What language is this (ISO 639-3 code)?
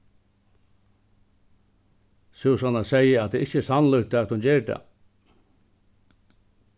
fao